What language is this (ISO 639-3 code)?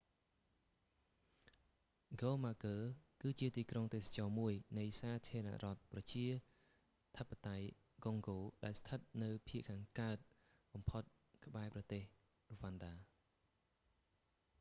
khm